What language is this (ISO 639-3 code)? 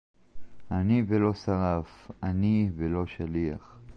heb